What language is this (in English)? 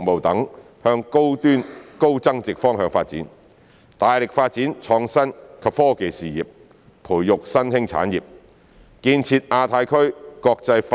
Cantonese